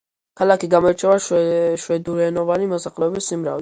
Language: Georgian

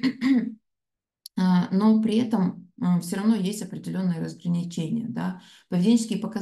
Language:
Russian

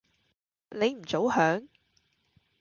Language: Cantonese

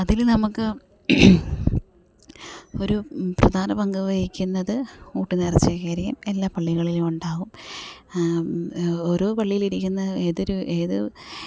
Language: Malayalam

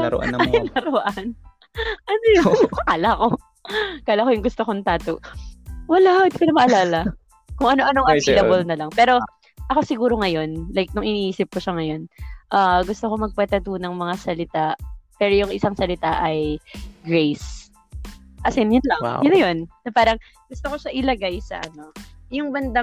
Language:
Filipino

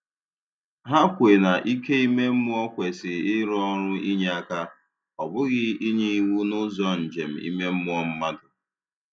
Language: Igbo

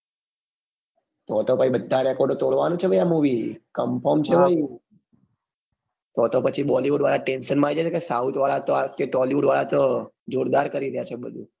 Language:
Gujarati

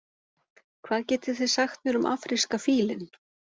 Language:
Icelandic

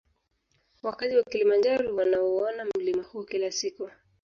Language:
Swahili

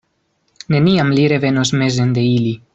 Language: Esperanto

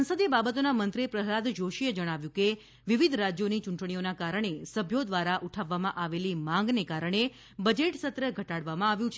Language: Gujarati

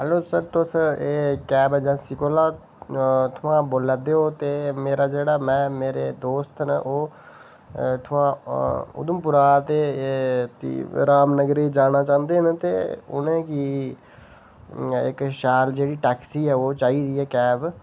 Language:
Dogri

